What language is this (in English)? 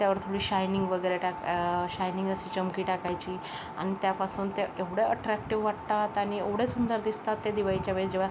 Marathi